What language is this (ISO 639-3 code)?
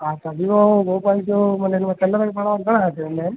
snd